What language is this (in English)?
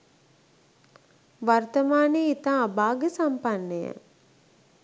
Sinhala